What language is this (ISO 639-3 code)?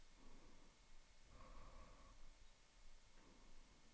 dan